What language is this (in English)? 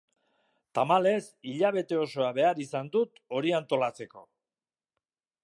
Basque